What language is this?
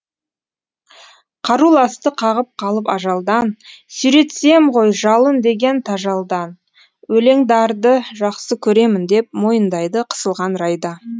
Kazakh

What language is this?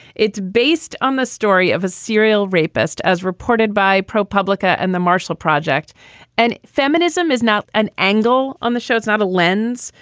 English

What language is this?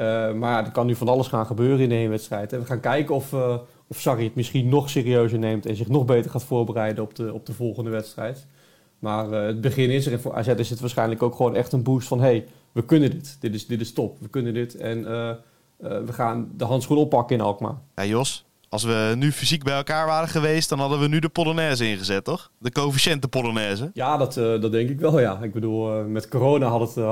Dutch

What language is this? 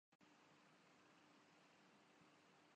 Urdu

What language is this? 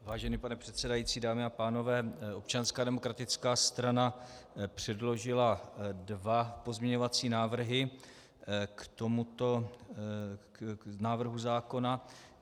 Czech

